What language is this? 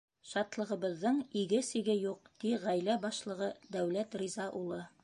Bashkir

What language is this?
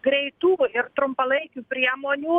Lithuanian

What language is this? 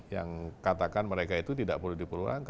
Indonesian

